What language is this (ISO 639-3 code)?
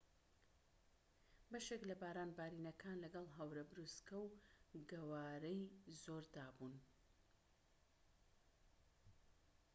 ckb